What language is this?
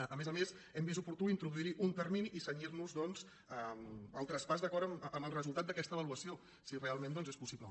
Catalan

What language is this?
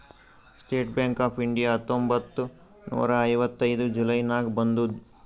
Kannada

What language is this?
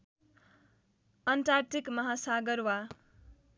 Nepali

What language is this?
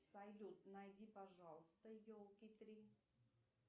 Russian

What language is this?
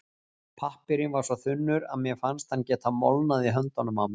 Icelandic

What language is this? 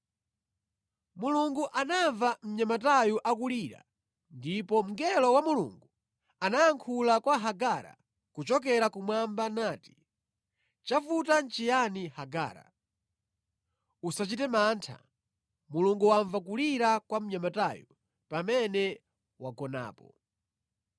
Nyanja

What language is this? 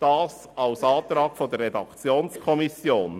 Swiss German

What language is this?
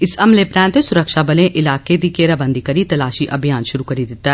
Dogri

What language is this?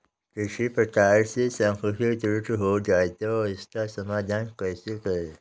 Hindi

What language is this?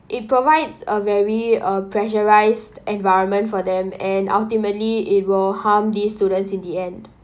English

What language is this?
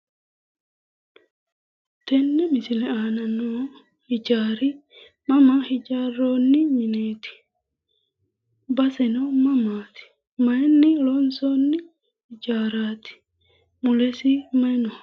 Sidamo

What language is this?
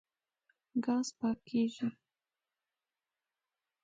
Pashto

